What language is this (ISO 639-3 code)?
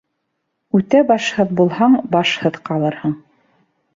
bak